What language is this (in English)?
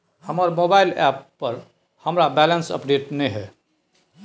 Maithili